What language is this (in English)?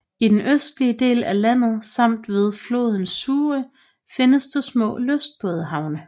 Danish